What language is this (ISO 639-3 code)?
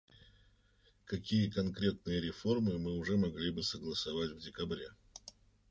rus